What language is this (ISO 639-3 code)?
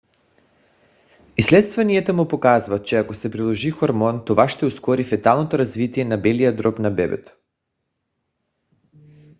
bul